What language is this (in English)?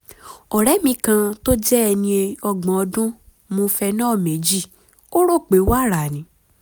Yoruba